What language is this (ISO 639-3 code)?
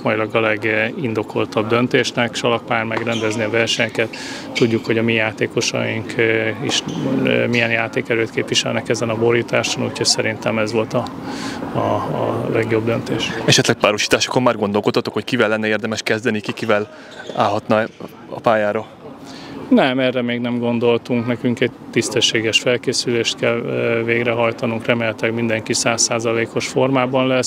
hun